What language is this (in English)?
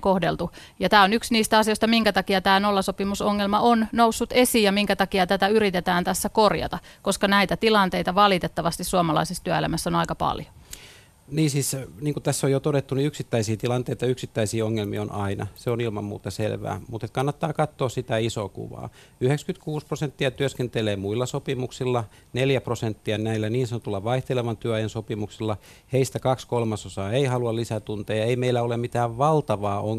Finnish